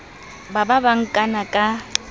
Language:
Southern Sotho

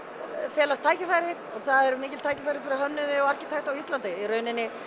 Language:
Icelandic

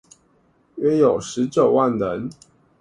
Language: Chinese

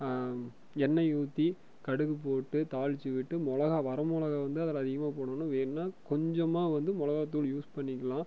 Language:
Tamil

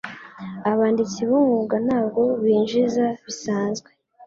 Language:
Kinyarwanda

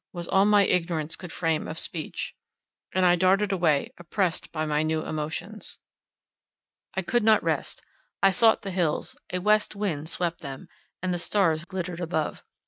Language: English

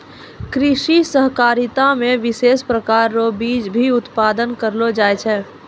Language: Maithili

